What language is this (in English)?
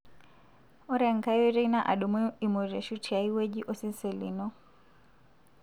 Masai